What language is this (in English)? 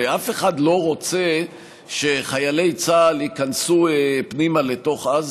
Hebrew